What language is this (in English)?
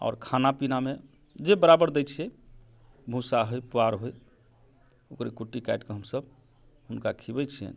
Maithili